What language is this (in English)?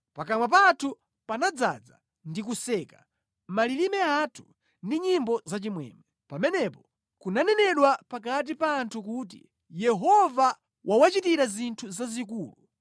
Nyanja